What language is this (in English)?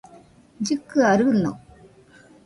Nüpode Huitoto